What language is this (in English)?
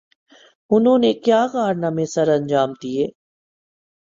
Urdu